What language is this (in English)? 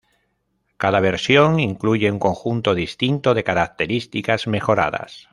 Spanish